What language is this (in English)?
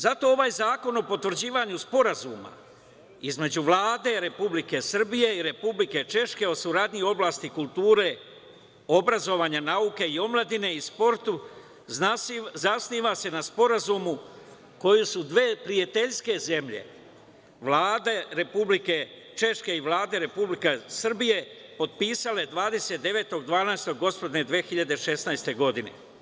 Serbian